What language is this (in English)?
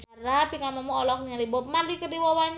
Sundanese